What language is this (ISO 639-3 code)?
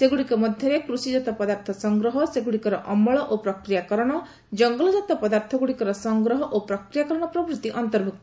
ori